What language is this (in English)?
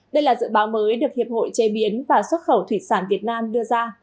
Vietnamese